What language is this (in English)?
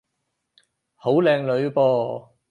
Cantonese